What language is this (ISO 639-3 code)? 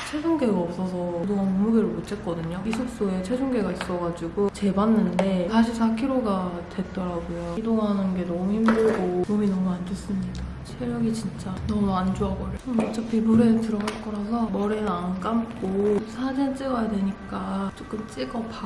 kor